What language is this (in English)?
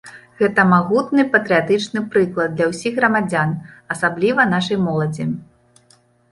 Belarusian